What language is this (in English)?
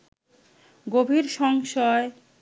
Bangla